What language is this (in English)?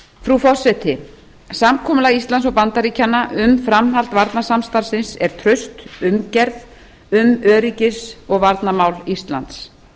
Icelandic